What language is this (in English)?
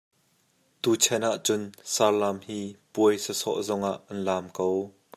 Hakha Chin